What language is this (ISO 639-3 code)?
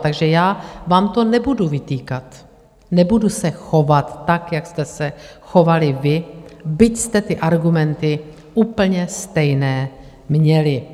ces